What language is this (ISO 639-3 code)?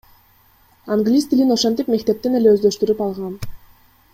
kir